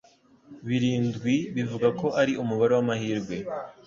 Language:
Kinyarwanda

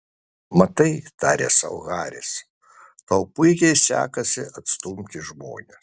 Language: Lithuanian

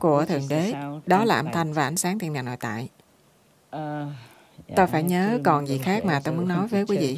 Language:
Vietnamese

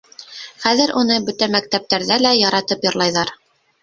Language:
Bashkir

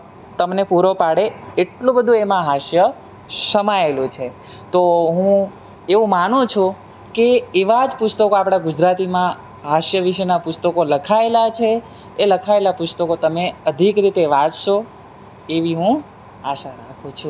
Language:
Gujarati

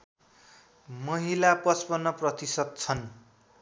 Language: Nepali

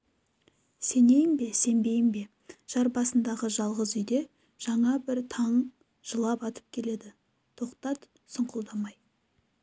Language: Kazakh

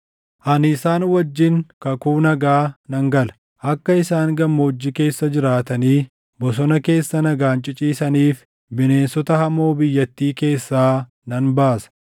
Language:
Oromo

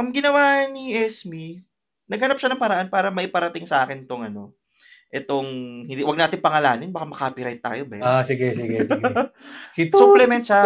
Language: Filipino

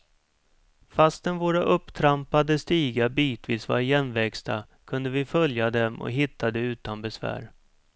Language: Swedish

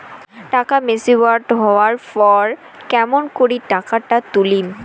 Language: Bangla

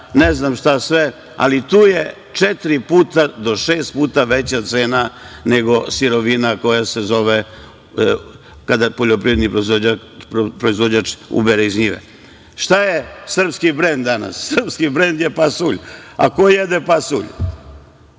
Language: Serbian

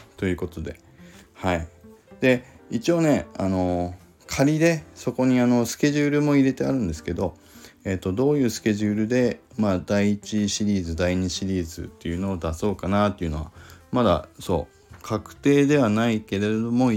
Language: Japanese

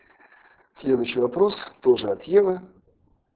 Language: Russian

